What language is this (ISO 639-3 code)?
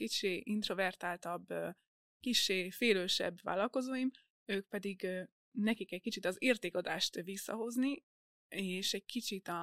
hun